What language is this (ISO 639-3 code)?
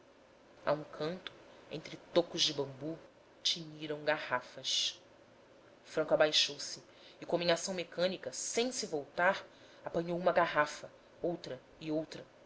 por